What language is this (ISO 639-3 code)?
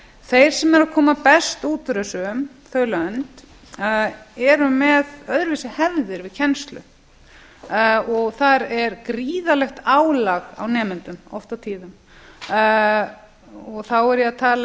isl